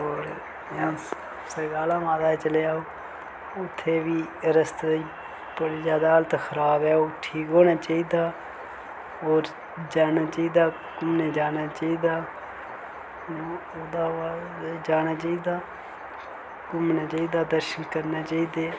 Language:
Dogri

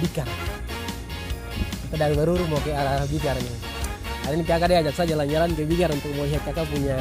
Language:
Indonesian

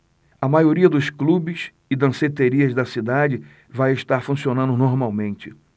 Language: Portuguese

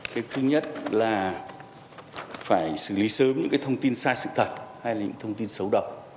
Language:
Vietnamese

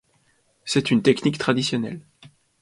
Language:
French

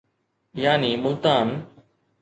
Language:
Sindhi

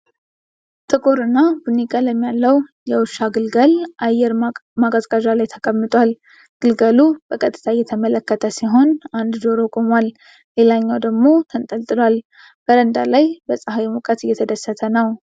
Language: Amharic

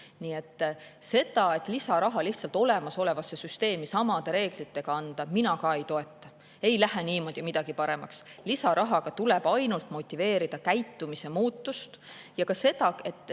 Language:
Estonian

